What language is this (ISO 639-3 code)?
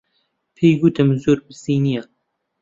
ckb